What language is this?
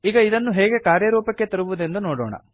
Kannada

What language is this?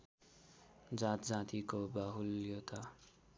Nepali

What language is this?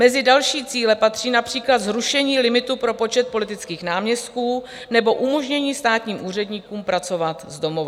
Czech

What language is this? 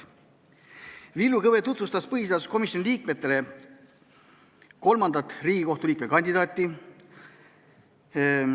Estonian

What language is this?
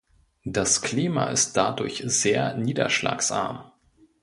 German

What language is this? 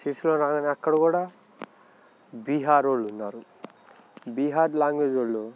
Telugu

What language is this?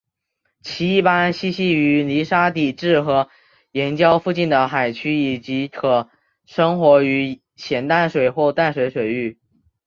Chinese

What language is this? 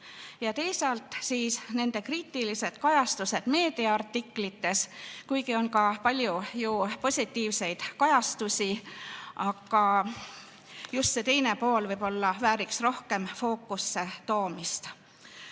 Estonian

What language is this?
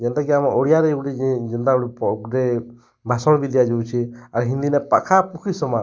Odia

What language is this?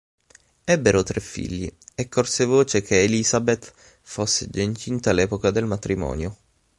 Italian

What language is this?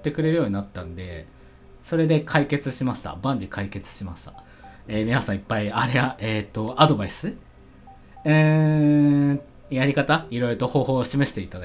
Japanese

